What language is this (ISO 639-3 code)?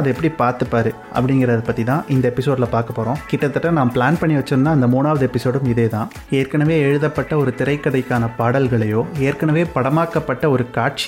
tam